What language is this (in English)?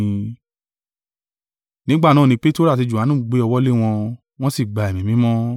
Yoruba